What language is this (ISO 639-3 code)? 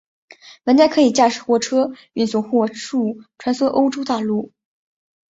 zho